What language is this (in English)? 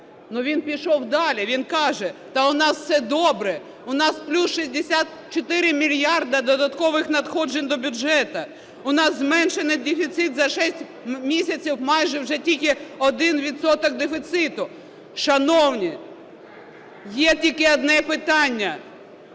Ukrainian